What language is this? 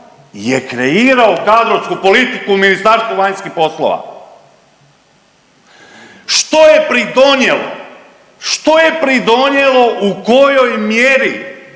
Croatian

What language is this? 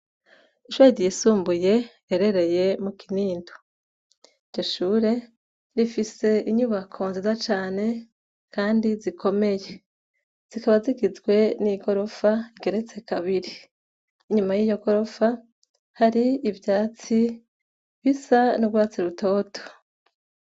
Rundi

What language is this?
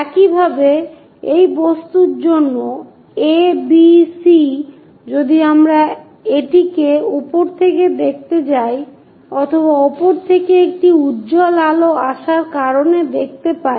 Bangla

